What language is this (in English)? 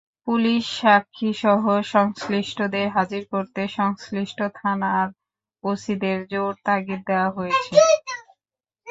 Bangla